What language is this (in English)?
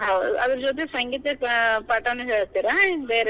Kannada